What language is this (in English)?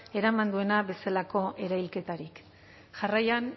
Basque